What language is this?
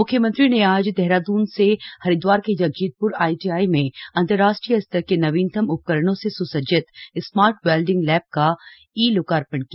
Hindi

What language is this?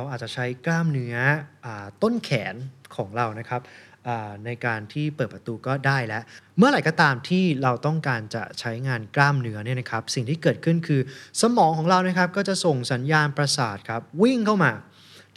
Thai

